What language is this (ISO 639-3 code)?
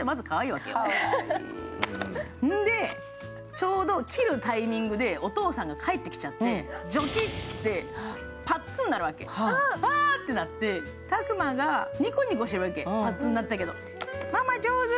jpn